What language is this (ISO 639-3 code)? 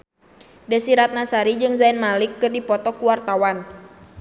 sun